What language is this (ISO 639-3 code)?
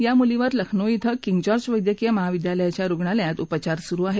mar